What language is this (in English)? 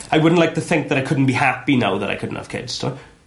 Welsh